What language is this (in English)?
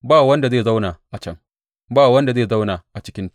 Hausa